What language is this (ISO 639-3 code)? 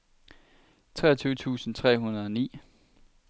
dan